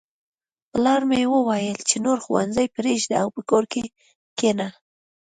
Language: Pashto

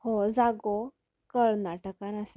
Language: Konkani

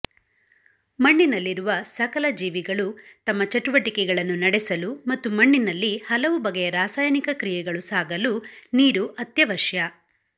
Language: Kannada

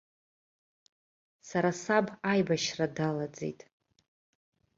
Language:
Abkhazian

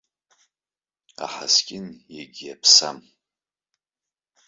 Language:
Abkhazian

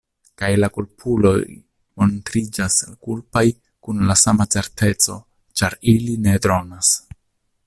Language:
Esperanto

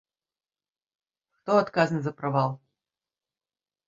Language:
Belarusian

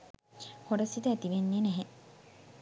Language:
Sinhala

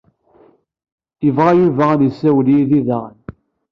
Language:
Kabyle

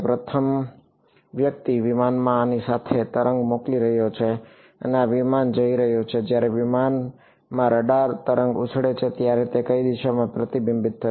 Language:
Gujarati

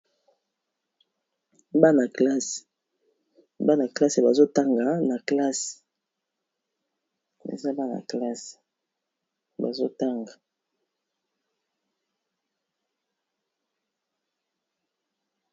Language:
Lingala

